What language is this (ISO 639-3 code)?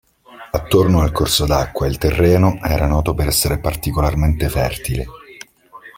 ita